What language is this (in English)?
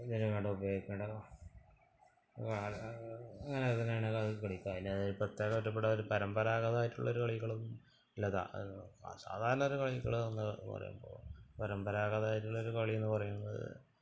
Malayalam